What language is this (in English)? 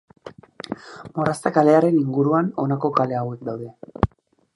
Basque